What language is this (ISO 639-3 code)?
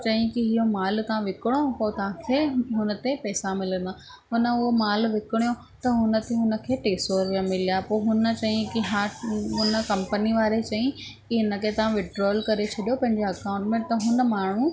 snd